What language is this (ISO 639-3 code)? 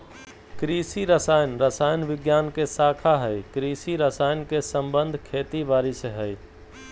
mag